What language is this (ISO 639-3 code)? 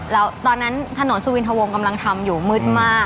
tha